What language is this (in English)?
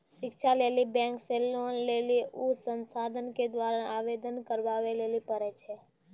Maithili